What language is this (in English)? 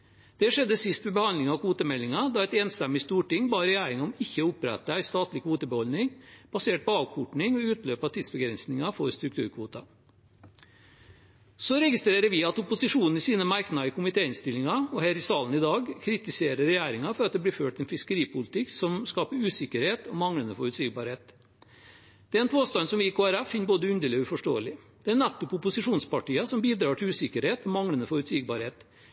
Norwegian Bokmål